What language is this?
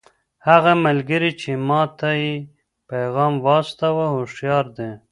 Pashto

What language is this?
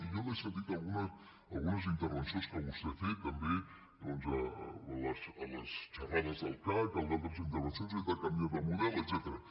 Catalan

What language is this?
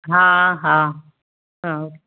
Sindhi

